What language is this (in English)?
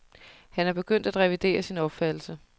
Danish